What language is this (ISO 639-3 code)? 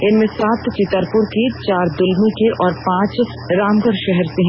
hin